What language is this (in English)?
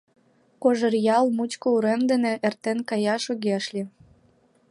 Mari